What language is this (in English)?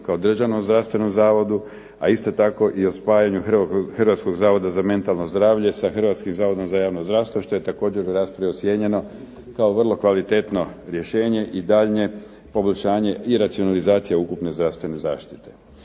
Croatian